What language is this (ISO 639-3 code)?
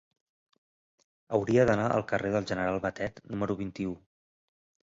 cat